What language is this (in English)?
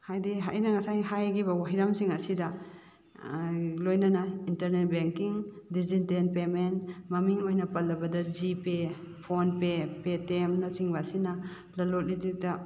Manipuri